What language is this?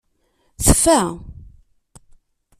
Kabyle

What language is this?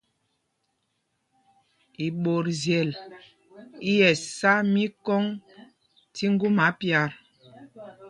Mpumpong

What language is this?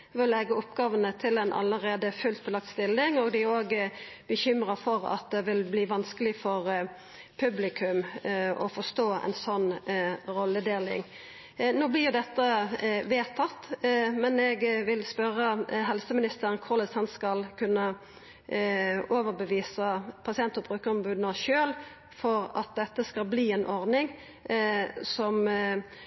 Norwegian Nynorsk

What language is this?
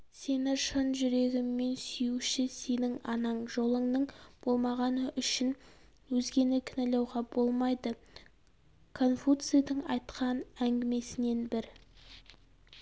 Kazakh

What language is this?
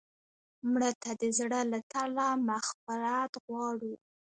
Pashto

